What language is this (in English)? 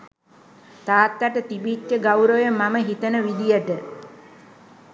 Sinhala